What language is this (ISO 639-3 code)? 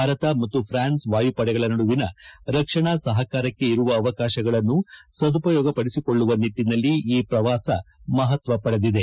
kan